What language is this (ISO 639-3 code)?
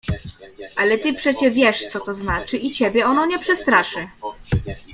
pol